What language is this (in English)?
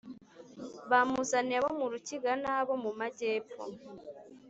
Kinyarwanda